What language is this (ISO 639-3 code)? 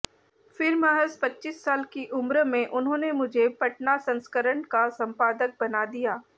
hin